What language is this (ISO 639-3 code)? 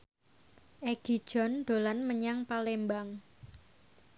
jav